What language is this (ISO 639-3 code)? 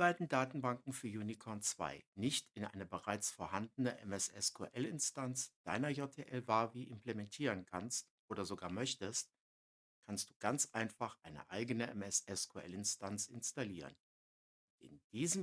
deu